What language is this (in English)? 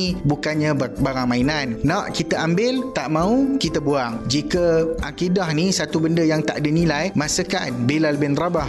Malay